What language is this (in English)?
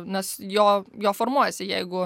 Lithuanian